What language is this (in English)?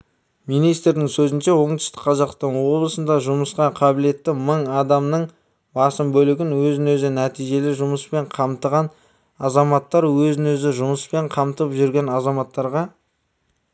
Kazakh